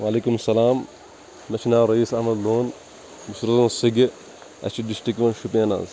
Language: Kashmiri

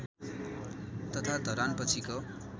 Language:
Nepali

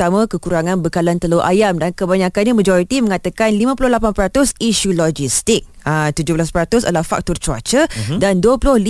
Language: Malay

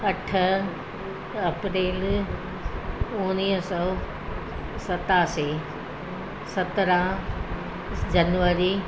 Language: Sindhi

